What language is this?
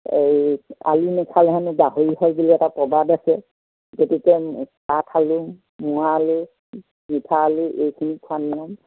Assamese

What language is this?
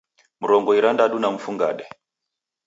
Taita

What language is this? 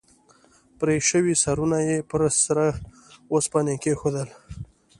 Pashto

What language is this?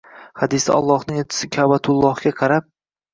Uzbek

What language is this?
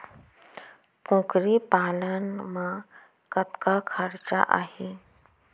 Chhattisgarhi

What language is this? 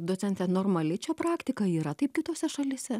Lithuanian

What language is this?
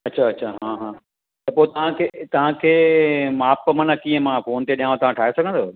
Sindhi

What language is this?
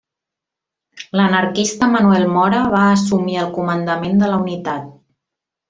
Catalan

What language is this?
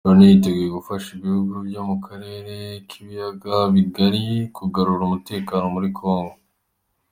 Kinyarwanda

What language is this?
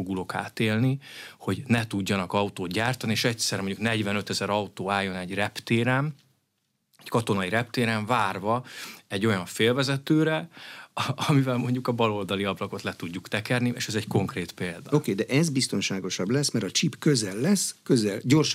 Hungarian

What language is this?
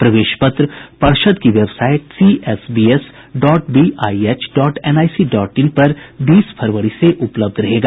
Hindi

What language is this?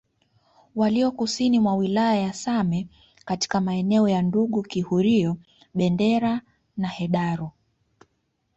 Swahili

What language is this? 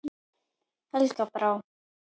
Icelandic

